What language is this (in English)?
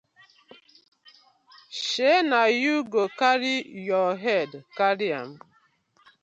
Nigerian Pidgin